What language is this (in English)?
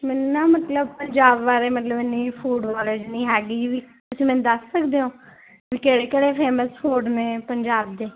Punjabi